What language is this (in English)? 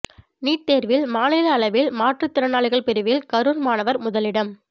Tamil